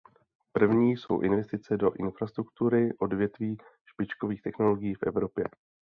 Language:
Czech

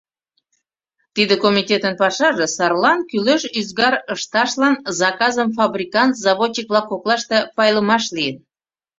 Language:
Mari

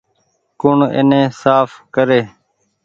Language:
Goaria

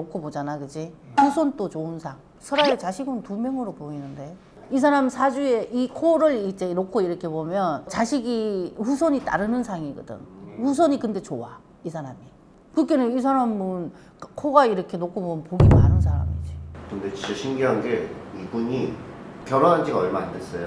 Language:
Korean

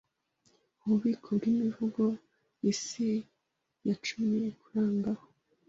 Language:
Kinyarwanda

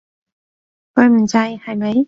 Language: Cantonese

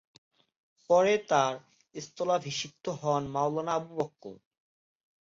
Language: Bangla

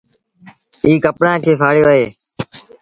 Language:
Sindhi Bhil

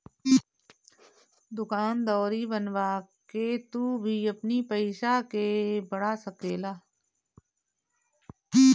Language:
Bhojpuri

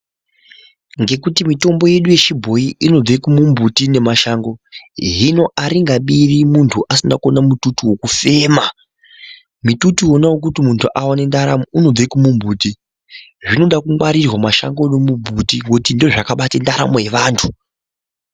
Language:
Ndau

